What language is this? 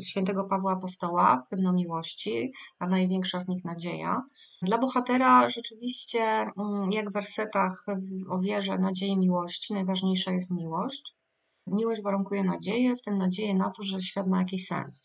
Polish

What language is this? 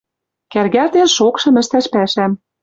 Western Mari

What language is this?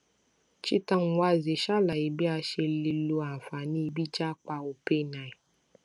Yoruba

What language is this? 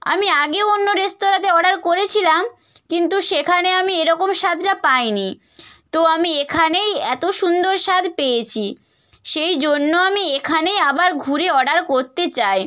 Bangla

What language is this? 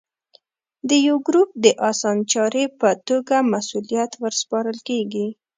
Pashto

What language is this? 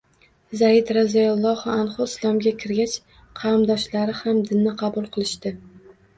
Uzbek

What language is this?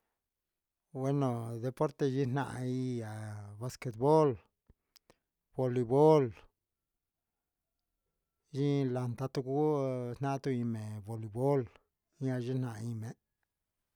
Huitepec Mixtec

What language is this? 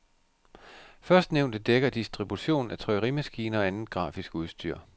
Danish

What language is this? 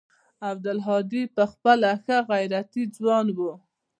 Pashto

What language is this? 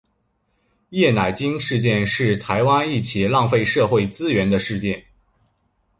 Chinese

